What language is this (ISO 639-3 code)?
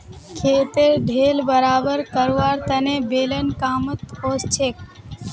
mag